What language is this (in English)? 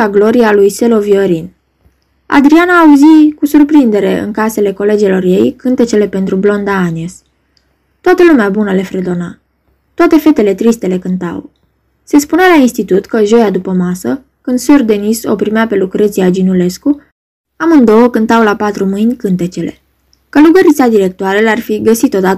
Romanian